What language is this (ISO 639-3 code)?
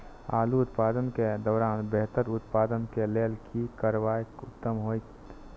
mai